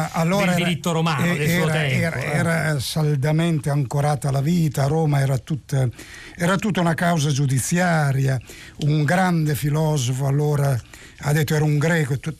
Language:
Italian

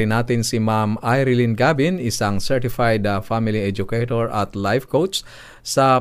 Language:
Filipino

